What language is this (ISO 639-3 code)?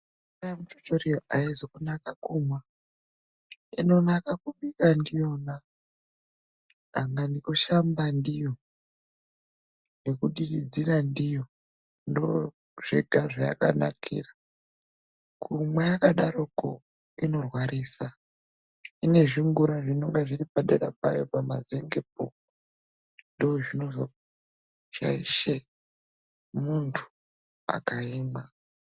ndc